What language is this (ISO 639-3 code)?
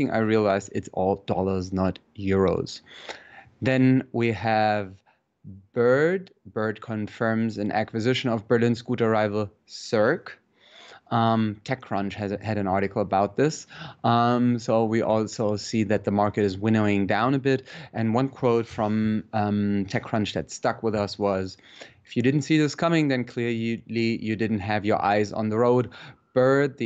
eng